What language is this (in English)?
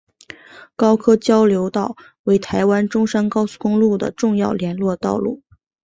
Chinese